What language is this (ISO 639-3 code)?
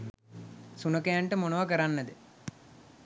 sin